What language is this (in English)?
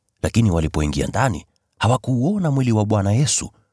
Swahili